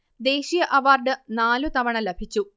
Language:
Malayalam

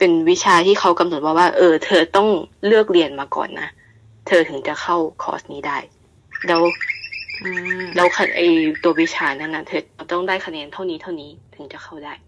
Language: Thai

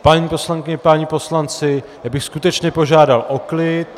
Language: Czech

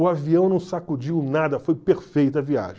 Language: Portuguese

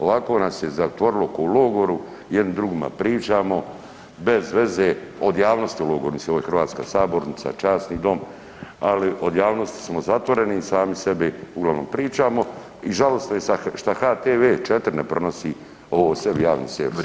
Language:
Croatian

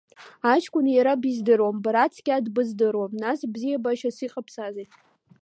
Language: Abkhazian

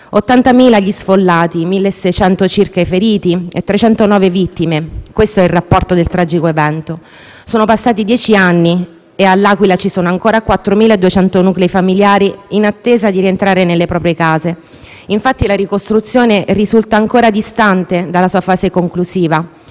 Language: Italian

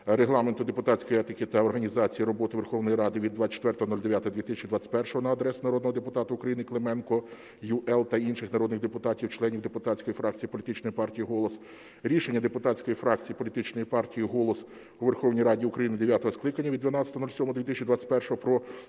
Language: Ukrainian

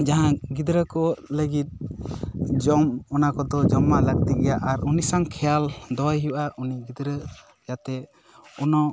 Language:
Santali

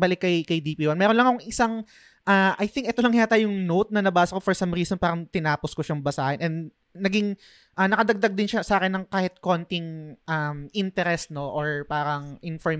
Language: Filipino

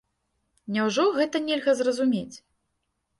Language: Belarusian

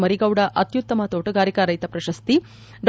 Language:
Kannada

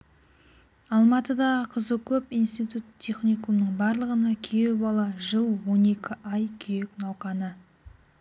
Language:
Kazakh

